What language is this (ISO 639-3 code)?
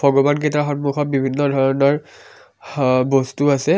asm